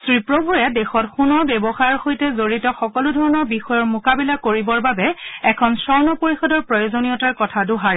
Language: Assamese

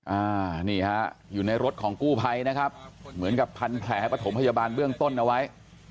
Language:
Thai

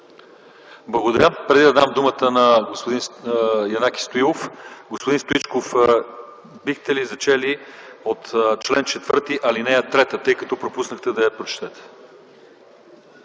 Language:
Bulgarian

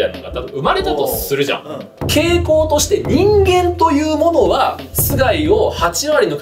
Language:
Japanese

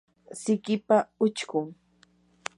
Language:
Yanahuanca Pasco Quechua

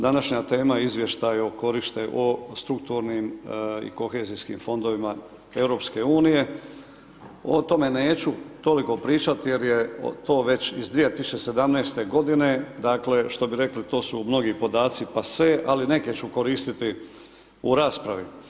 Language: Croatian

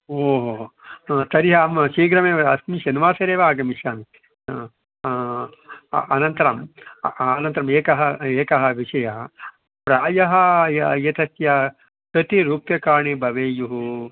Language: Sanskrit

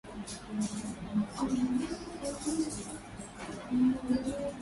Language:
Swahili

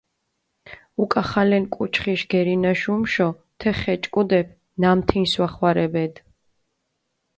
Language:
Mingrelian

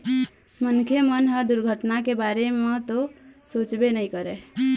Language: Chhattisgarhi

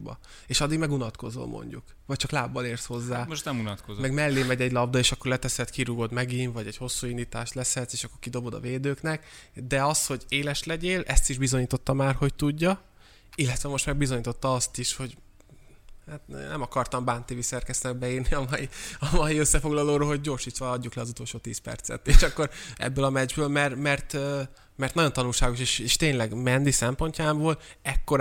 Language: Hungarian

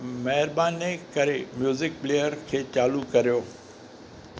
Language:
Sindhi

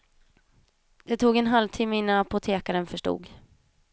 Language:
Swedish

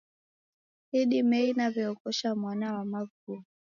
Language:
Taita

